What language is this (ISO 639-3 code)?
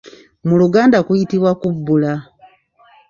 lug